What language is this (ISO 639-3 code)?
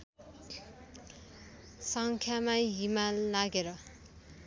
nep